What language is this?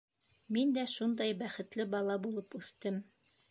Bashkir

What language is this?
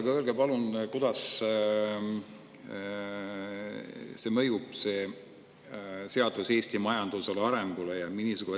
Estonian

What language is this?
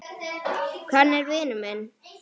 Icelandic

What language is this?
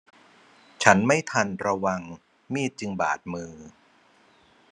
Thai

